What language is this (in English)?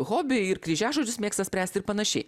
Lithuanian